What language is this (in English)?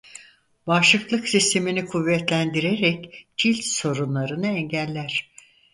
Turkish